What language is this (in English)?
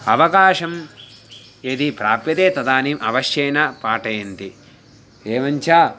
Sanskrit